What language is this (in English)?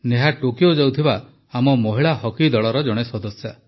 Odia